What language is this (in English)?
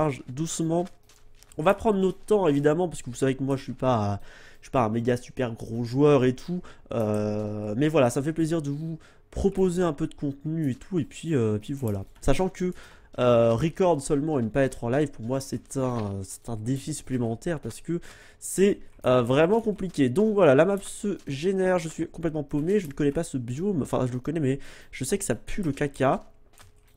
French